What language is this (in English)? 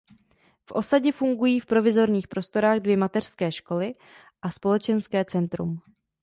Czech